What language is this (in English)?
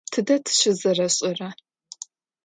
Adyghe